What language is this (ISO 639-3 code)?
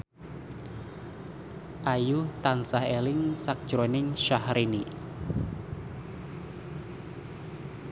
jav